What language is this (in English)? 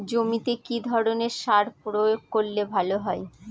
Bangla